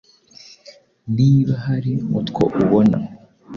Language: Kinyarwanda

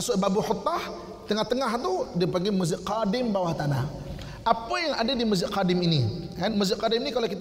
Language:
Malay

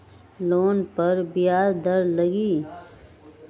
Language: Magahi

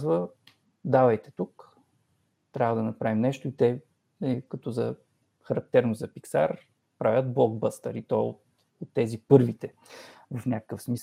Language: Bulgarian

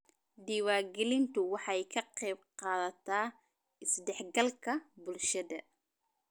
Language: Somali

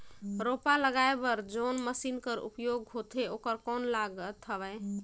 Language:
Chhattisgarhi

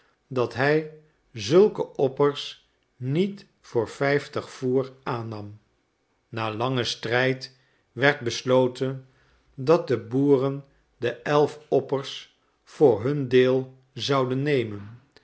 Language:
Dutch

